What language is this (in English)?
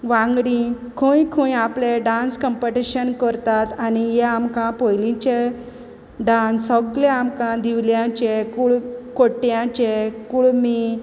Konkani